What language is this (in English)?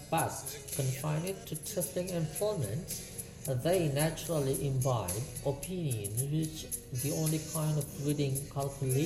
Indonesian